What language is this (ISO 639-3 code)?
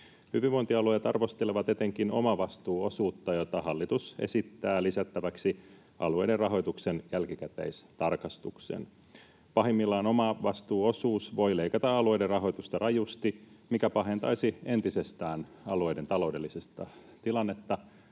fin